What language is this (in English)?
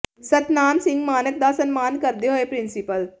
Punjabi